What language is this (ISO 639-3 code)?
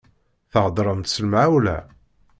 kab